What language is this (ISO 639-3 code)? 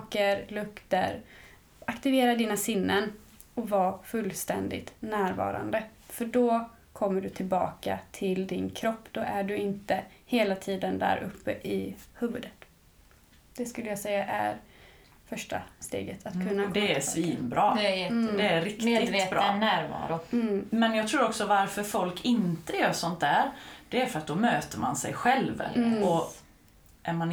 swe